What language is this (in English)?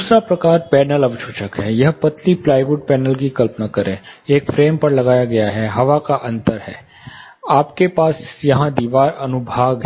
Hindi